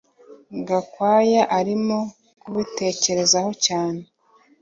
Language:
Kinyarwanda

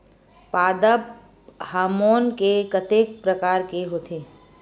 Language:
Chhattisgarhi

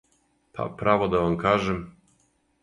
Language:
Serbian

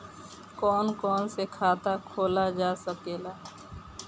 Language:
Bhojpuri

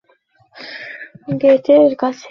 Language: Bangla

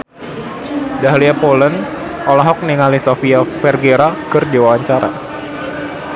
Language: Sundanese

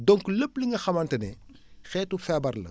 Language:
Wolof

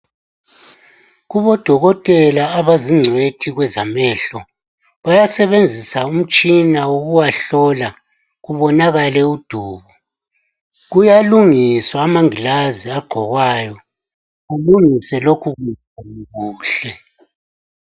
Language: North Ndebele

